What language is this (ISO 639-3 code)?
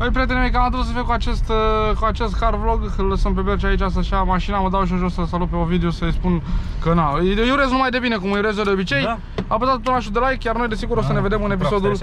ron